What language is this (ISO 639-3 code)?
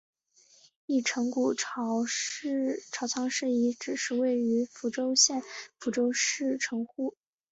zho